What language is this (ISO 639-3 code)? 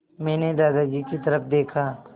hin